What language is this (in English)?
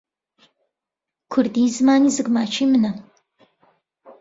Central Kurdish